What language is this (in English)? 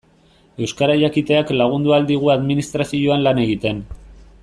Basque